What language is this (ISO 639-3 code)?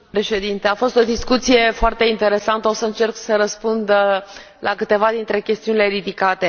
ron